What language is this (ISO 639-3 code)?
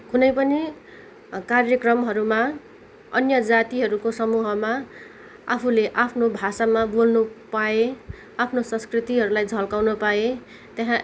nep